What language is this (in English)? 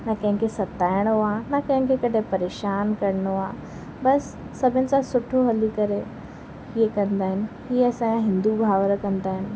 Sindhi